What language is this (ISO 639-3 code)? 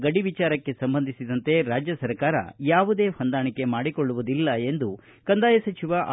kan